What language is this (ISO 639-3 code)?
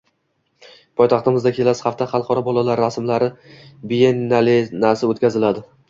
uzb